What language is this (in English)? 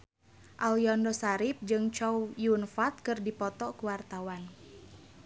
Sundanese